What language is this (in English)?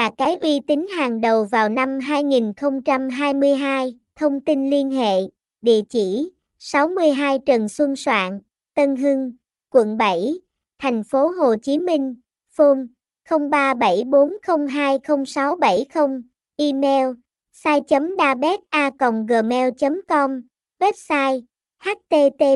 Vietnamese